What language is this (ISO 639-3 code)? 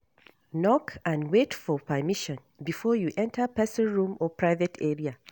pcm